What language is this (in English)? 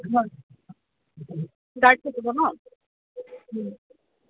Assamese